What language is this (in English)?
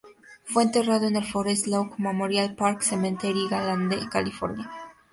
Spanish